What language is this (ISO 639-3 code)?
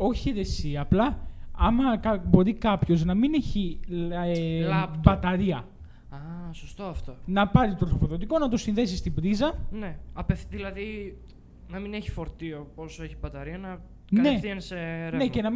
ell